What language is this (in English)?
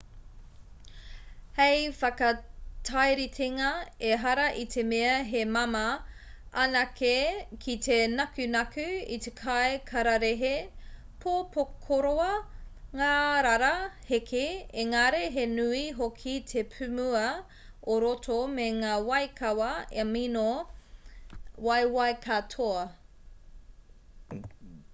Māori